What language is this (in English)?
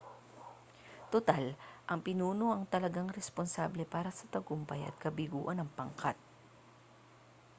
Filipino